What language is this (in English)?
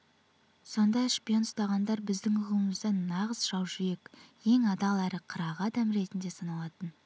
Kazakh